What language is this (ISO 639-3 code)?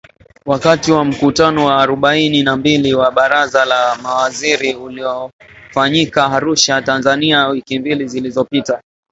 swa